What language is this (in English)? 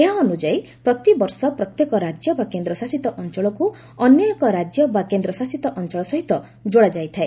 Odia